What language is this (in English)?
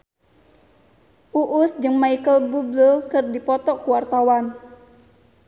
Sundanese